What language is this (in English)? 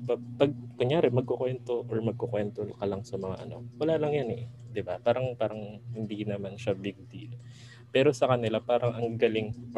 Filipino